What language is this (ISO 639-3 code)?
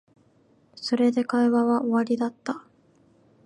jpn